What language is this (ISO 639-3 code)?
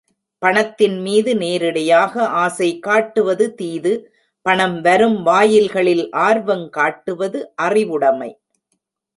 tam